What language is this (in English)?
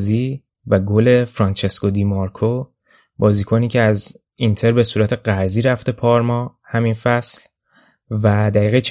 Persian